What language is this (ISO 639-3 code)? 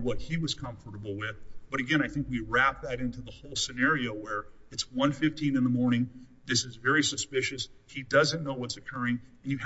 eng